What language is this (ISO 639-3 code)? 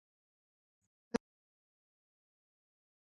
quy